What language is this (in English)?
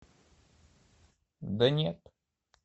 Russian